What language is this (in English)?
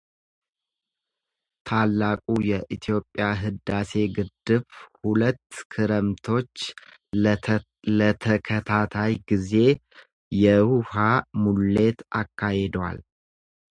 Amharic